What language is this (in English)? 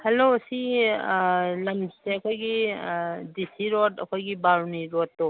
Manipuri